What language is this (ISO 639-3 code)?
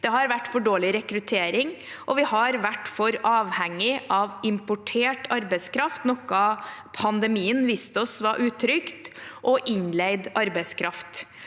nor